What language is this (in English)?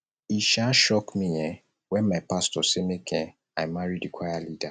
Nigerian Pidgin